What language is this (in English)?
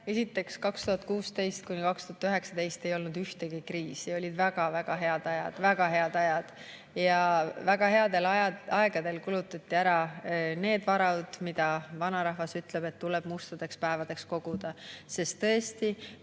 Estonian